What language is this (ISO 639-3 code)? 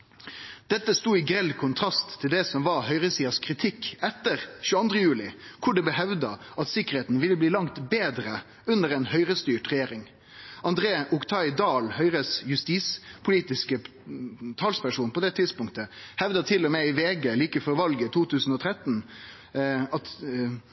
nno